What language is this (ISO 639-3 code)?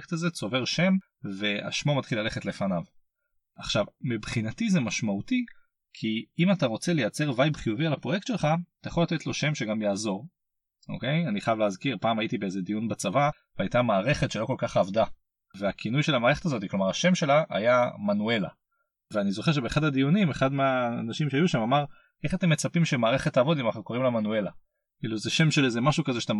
heb